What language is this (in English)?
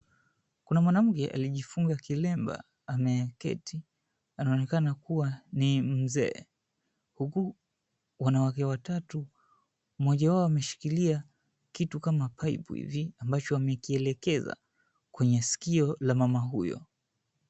Swahili